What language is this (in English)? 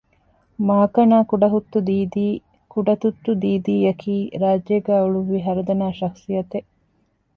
Divehi